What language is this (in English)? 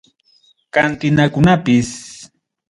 Ayacucho Quechua